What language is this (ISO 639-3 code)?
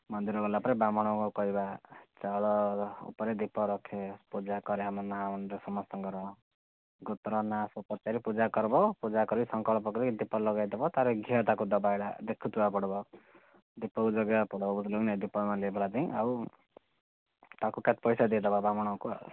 ori